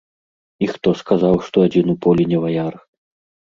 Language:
Belarusian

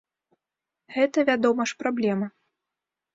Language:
Belarusian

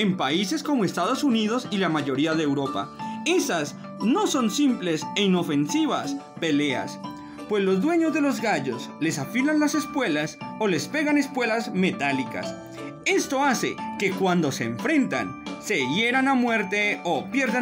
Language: Spanish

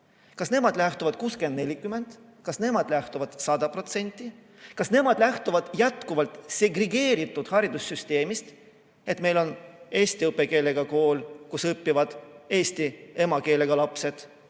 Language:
Estonian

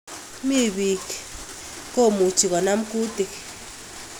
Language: Kalenjin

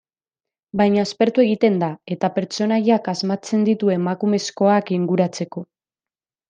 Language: Basque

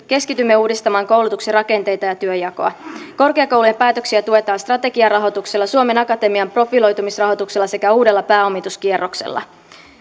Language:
Finnish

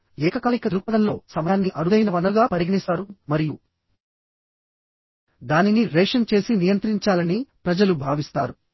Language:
Telugu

